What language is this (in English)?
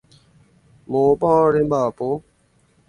Guarani